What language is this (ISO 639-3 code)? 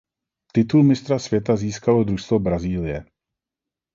ces